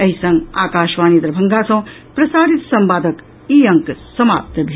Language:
Maithili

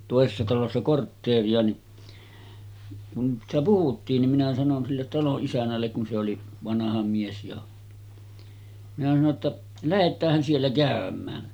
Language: Finnish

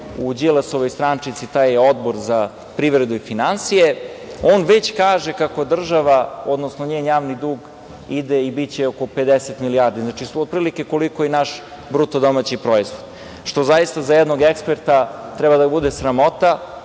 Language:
Serbian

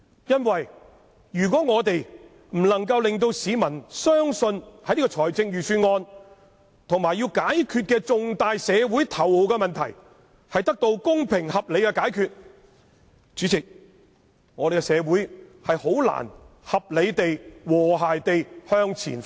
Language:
Cantonese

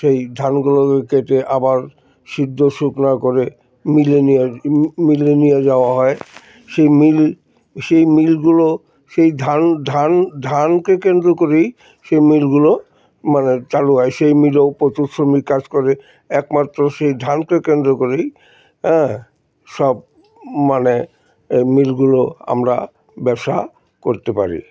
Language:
Bangla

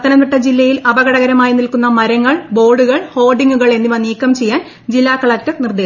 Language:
Malayalam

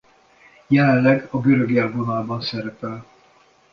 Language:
Hungarian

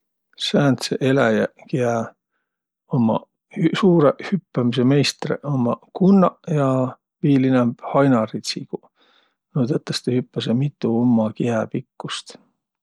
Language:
Võro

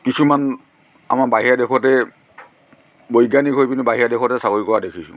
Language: Assamese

